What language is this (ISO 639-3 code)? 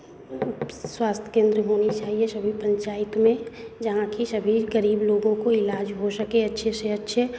hin